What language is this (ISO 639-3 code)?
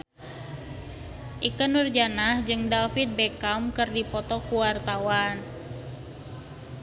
sun